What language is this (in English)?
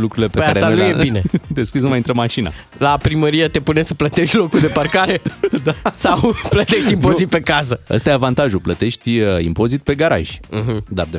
Romanian